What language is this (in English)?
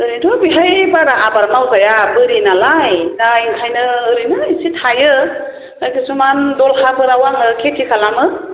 Bodo